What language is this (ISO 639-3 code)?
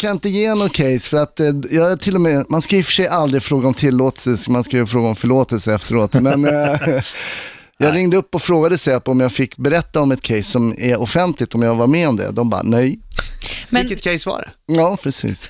swe